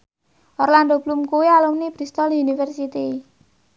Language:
Javanese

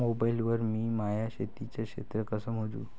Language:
Marathi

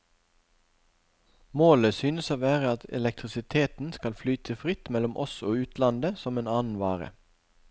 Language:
Norwegian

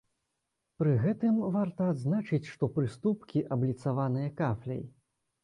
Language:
Belarusian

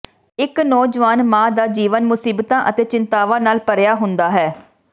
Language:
Punjabi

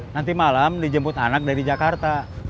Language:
Indonesian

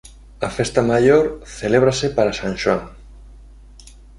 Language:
Galician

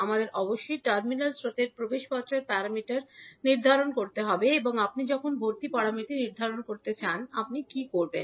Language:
Bangla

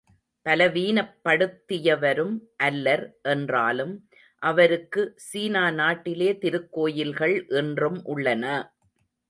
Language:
Tamil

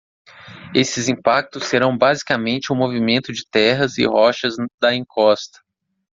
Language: Portuguese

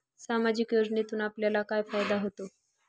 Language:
Marathi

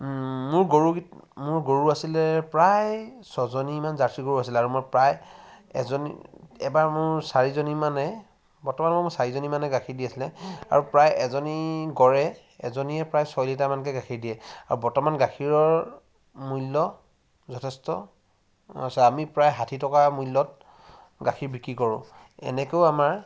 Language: Assamese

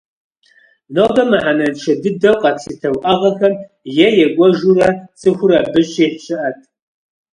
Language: Kabardian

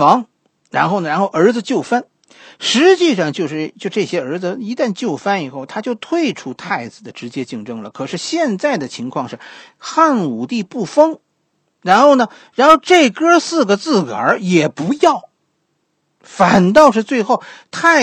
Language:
Chinese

